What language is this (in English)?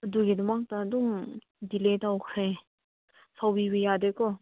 Manipuri